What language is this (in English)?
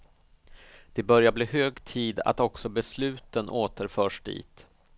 Swedish